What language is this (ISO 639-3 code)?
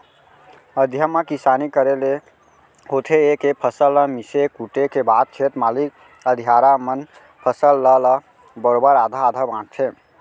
hne